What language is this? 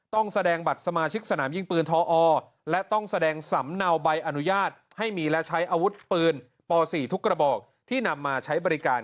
Thai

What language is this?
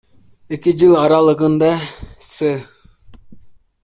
Kyrgyz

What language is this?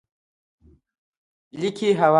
Pashto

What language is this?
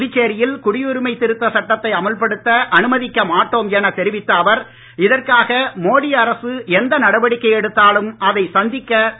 Tamil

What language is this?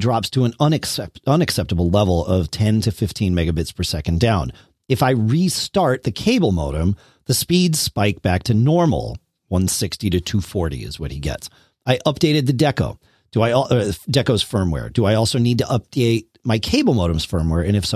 English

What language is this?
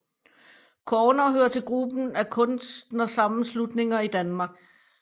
Danish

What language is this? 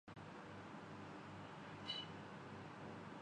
Urdu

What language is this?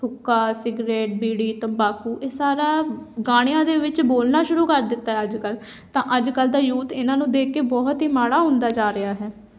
Punjabi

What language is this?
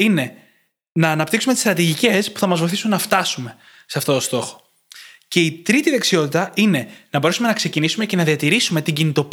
Greek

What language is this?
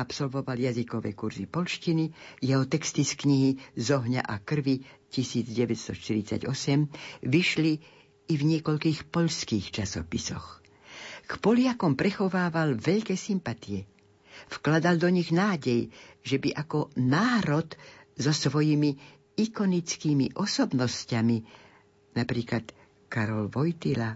Slovak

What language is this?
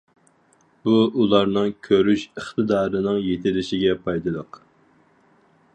Uyghur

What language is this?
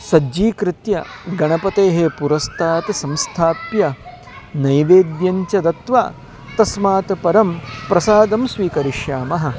Sanskrit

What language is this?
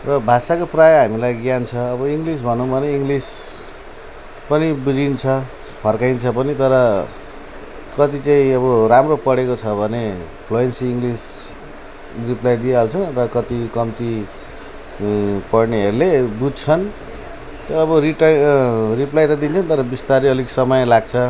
Nepali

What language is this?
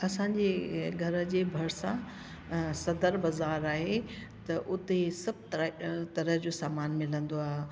Sindhi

